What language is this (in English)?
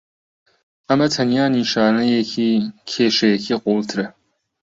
Central Kurdish